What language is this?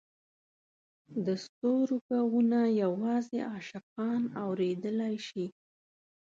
Pashto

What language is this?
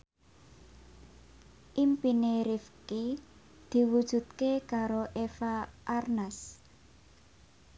Javanese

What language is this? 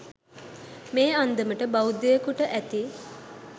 Sinhala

